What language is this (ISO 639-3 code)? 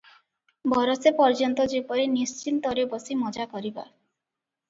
ori